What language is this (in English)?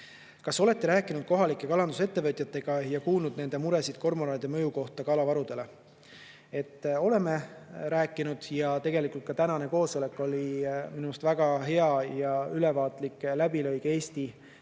Estonian